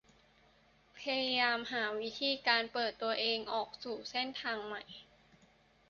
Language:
Thai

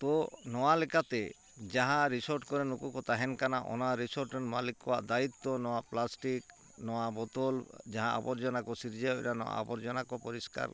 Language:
Santali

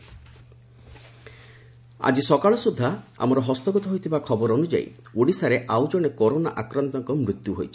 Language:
Odia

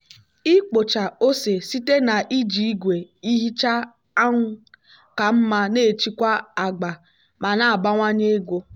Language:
Igbo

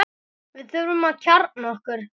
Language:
Icelandic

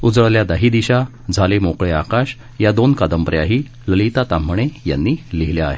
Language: Marathi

